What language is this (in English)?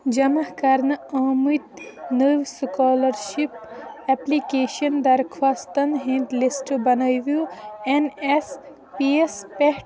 Kashmiri